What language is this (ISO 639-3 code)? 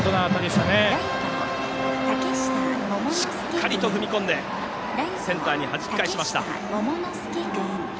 jpn